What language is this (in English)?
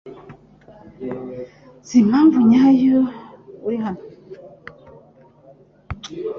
Kinyarwanda